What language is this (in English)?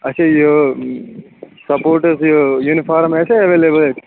Kashmiri